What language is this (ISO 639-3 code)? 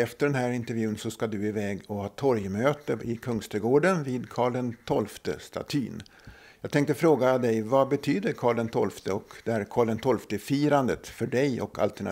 swe